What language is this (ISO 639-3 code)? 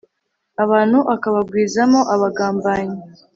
kin